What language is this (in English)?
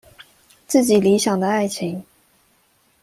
Chinese